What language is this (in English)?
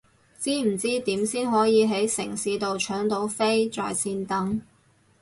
Cantonese